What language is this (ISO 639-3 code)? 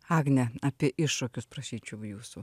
lit